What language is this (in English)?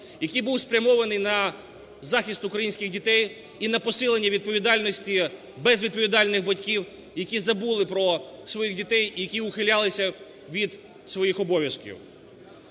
Ukrainian